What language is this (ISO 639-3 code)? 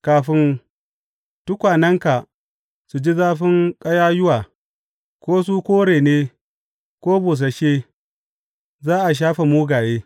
hau